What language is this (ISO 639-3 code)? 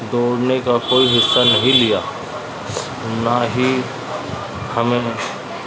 urd